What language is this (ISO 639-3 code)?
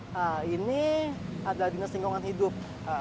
ind